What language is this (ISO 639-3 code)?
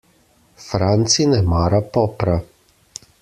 slv